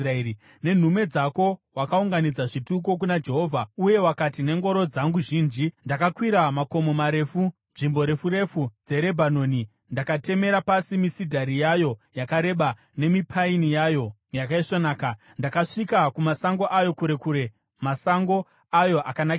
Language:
Shona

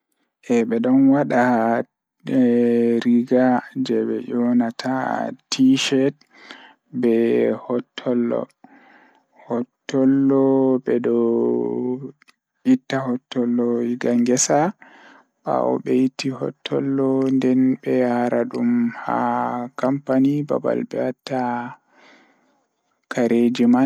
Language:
Fula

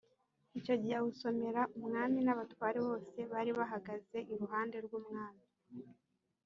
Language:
Kinyarwanda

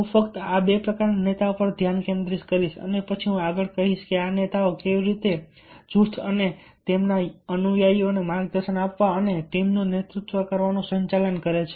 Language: Gujarati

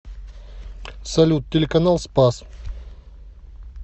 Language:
Russian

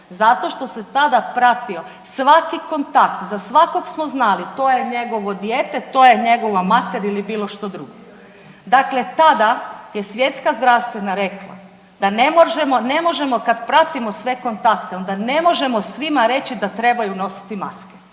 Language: Croatian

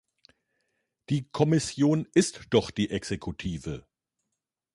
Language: German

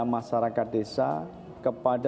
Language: Indonesian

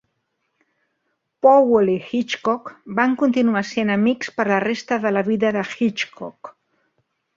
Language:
Catalan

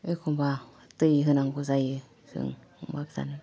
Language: Bodo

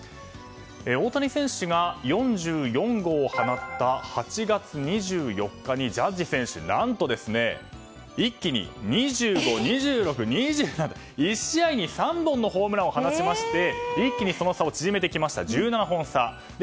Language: Japanese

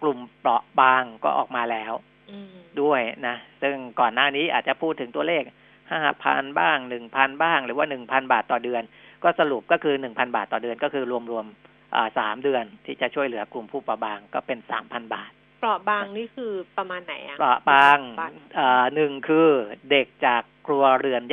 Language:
Thai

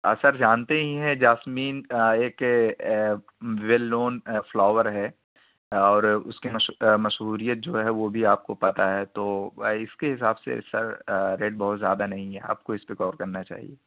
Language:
Urdu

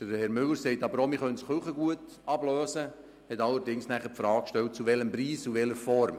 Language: Swiss German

